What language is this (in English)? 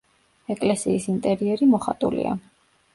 Georgian